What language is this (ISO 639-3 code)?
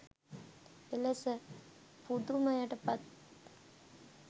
sin